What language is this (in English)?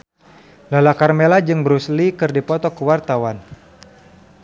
Sundanese